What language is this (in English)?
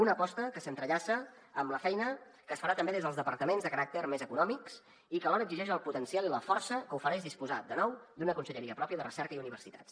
Catalan